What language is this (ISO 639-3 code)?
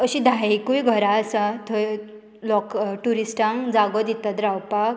kok